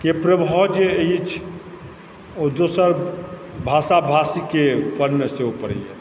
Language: Maithili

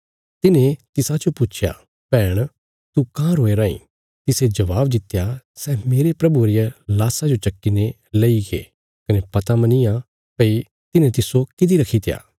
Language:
Bilaspuri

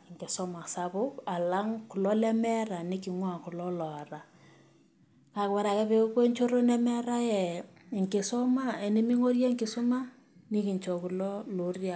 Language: Masai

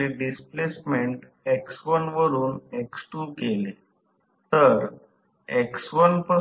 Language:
Marathi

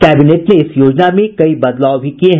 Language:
Hindi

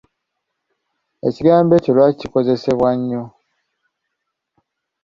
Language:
Ganda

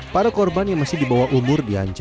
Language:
Indonesian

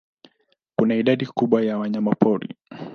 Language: Swahili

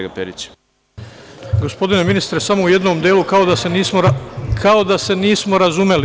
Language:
Serbian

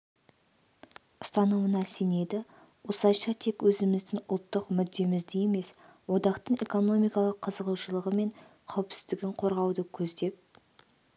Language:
Kazakh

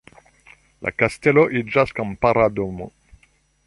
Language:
Esperanto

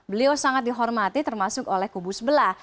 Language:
Indonesian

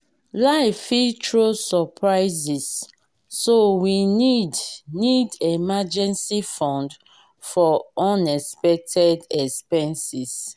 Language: Nigerian Pidgin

